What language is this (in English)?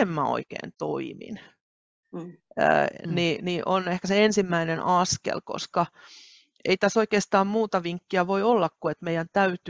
Finnish